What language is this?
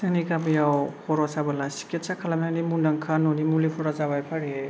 Bodo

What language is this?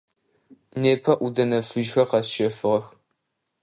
Adyghe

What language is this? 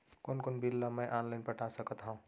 Chhattisgarhi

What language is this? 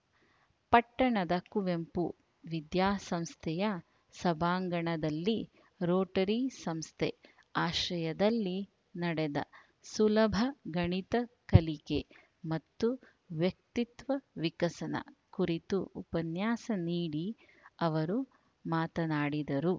Kannada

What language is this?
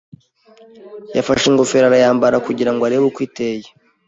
Kinyarwanda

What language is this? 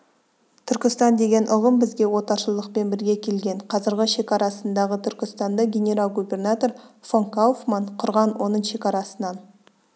Kazakh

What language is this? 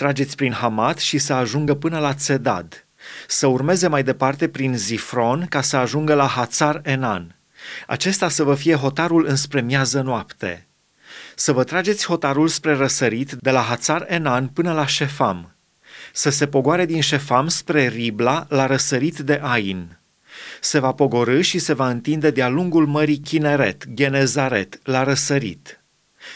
Romanian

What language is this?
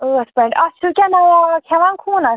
Kashmiri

